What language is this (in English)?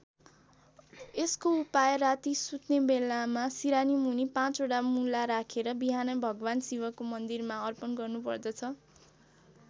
Nepali